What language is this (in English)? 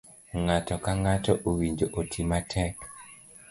Luo (Kenya and Tanzania)